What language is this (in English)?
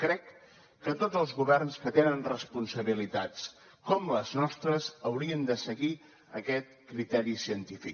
Catalan